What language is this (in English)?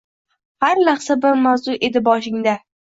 Uzbek